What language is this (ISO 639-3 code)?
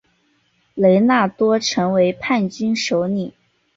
zho